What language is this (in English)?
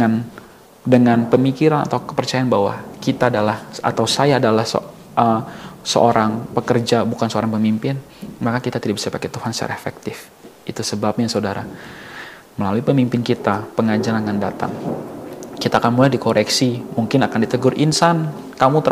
Indonesian